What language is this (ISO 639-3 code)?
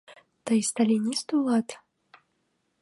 chm